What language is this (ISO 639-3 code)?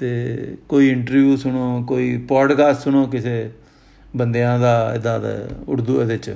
pan